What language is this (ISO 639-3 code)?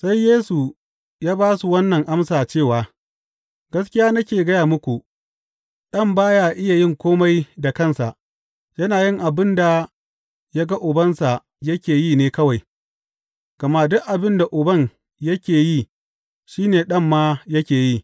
hau